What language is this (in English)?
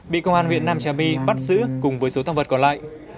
Vietnamese